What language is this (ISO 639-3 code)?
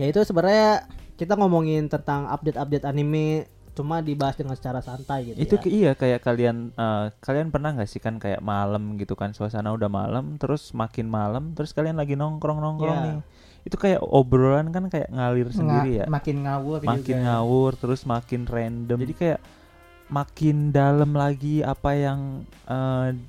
ind